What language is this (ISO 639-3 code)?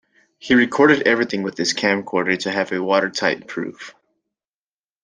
eng